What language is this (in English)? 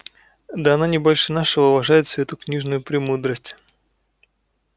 Russian